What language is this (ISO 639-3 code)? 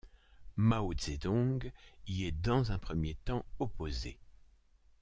fra